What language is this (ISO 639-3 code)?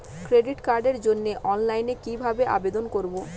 ben